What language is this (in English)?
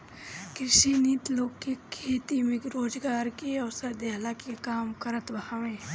Bhojpuri